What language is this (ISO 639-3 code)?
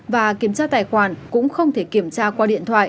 vie